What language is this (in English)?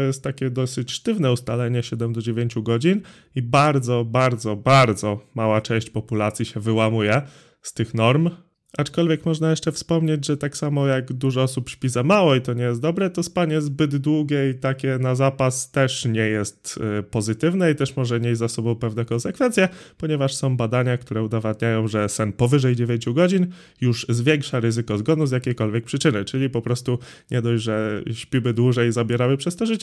Polish